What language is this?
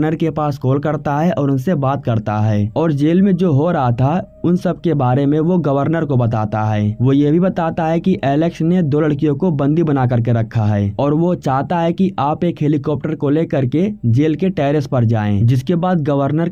Hindi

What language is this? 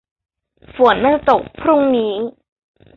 Thai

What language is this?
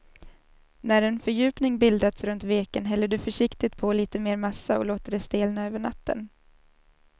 Swedish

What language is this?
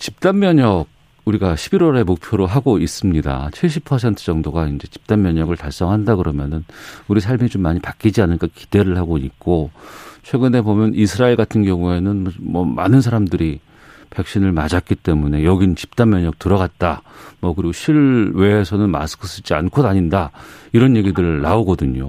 Korean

